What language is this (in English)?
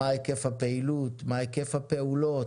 Hebrew